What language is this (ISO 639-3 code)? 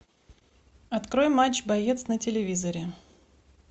rus